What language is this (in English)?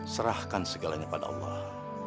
Indonesian